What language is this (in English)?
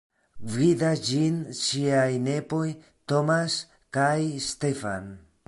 Esperanto